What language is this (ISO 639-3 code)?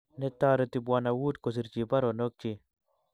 kln